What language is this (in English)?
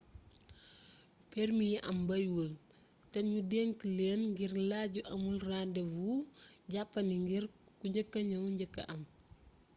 Wolof